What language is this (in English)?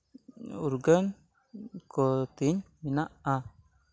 Santali